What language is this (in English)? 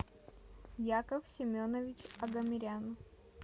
Russian